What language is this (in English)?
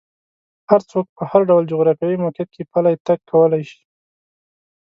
Pashto